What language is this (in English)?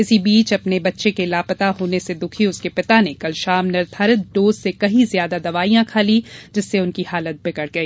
Hindi